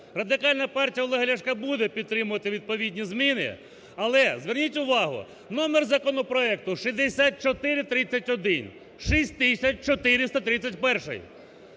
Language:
Ukrainian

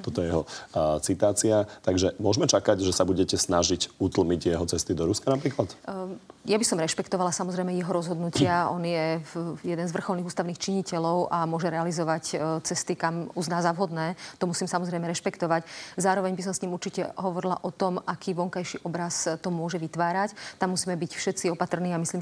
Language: Slovak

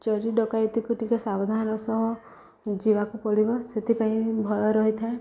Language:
Odia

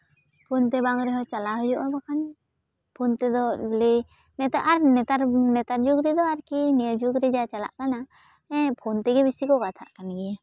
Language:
Santali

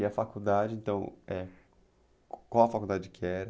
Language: Portuguese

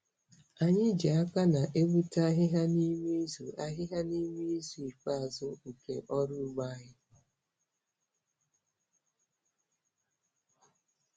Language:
Igbo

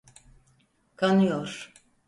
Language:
Turkish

